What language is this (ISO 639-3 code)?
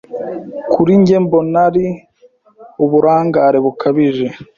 kin